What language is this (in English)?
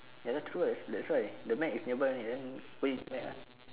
English